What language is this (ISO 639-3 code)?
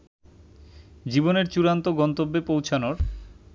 ben